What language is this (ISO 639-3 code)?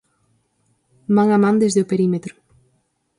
glg